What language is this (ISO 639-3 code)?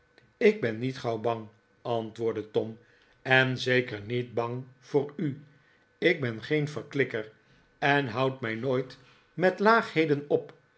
nld